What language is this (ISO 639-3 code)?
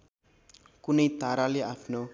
nep